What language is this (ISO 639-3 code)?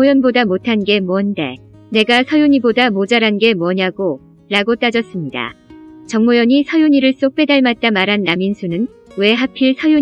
kor